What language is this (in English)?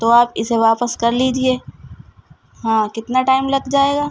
Urdu